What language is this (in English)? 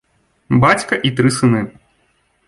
Belarusian